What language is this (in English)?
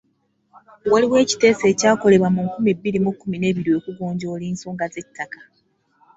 Ganda